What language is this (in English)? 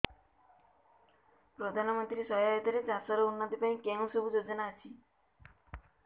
Odia